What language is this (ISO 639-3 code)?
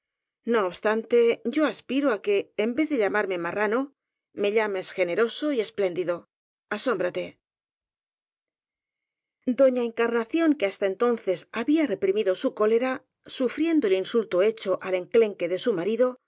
spa